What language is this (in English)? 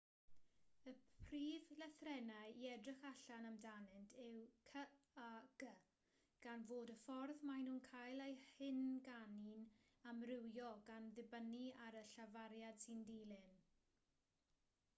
Welsh